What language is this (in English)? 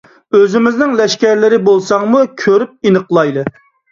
Uyghur